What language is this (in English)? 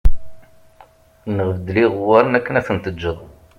Kabyle